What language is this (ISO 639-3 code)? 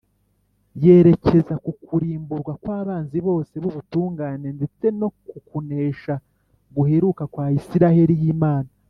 kin